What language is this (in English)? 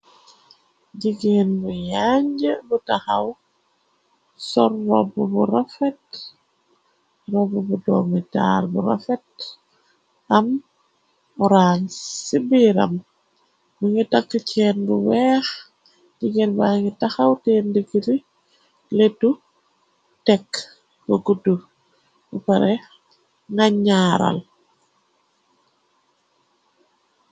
Wolof